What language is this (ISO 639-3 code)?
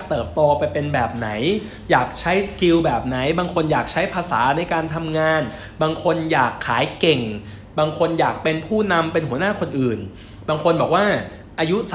tha